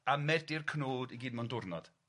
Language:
Welsh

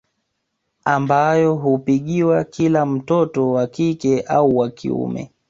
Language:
Swahili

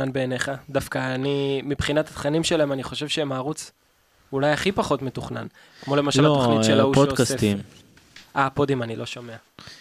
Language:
Hebrew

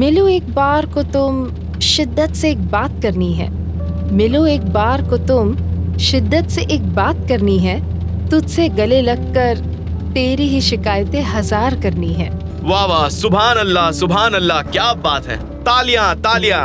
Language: Hindi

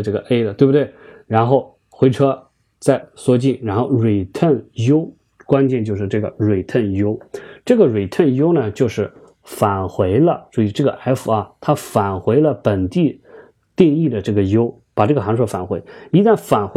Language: Chinese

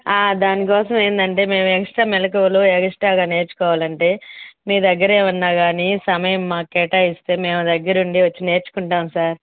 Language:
Telugu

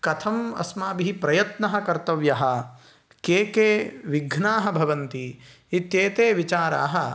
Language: Sanskrit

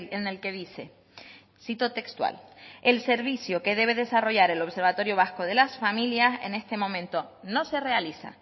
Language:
Spanish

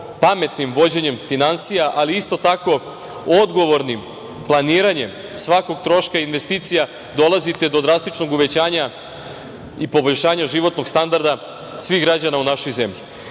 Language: Serbian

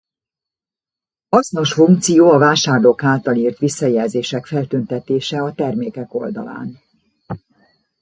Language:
Hungarian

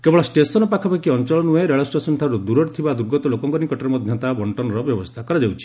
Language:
Odia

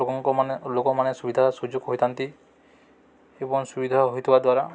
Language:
Odia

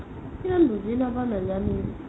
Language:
Assamese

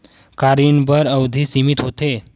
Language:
Chhattisgarhi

